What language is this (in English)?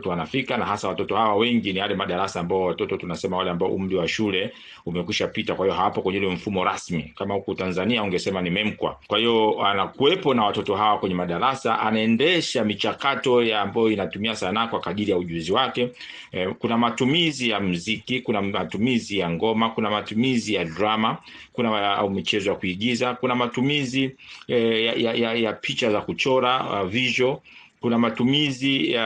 Swahili